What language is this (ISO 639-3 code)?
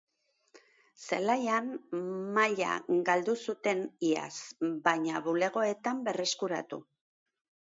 eus